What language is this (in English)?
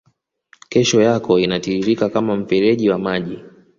Swahili